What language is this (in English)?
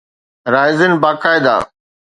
Sindhi